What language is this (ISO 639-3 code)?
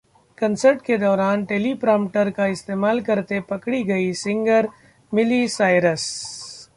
hin